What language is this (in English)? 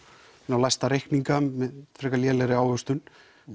Icelandic